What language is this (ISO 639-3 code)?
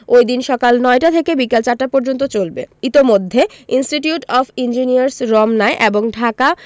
ben